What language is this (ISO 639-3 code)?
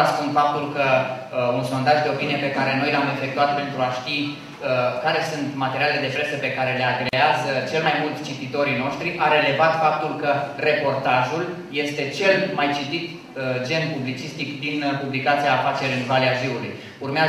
ron